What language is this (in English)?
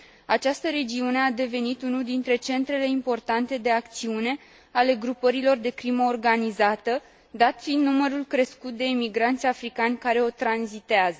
Romanian